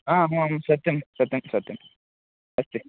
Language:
Sanskrit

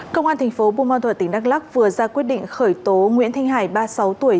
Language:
Vietnamese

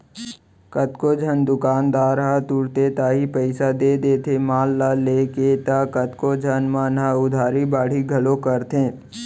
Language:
Chhattisgarhi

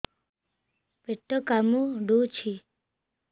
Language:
Odia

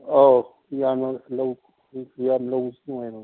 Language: Manipuri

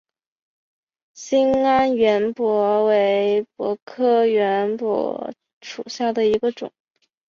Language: Chinese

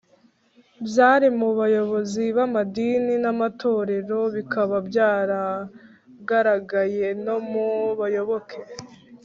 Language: Kinyarwanda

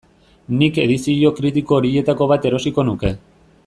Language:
Basque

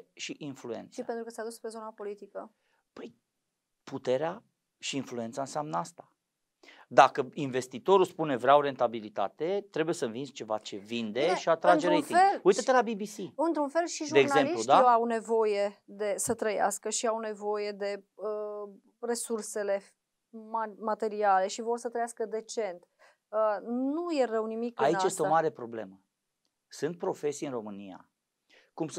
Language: Romanian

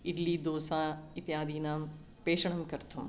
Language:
Sanskrit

